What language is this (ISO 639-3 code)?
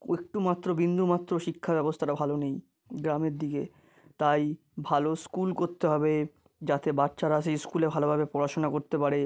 ben